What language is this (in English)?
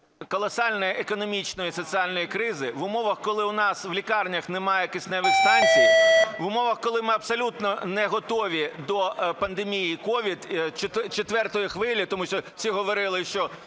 Ukrainian